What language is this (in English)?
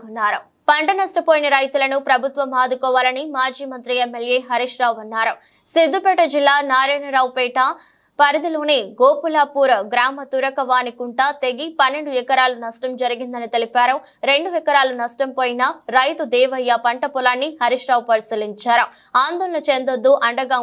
Telugu